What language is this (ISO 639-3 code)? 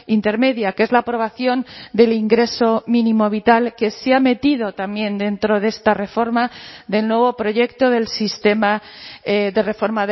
spa